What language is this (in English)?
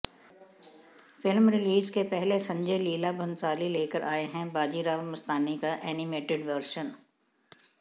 Hindi